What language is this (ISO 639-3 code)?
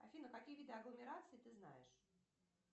rus